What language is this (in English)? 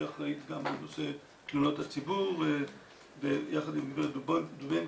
Hebrew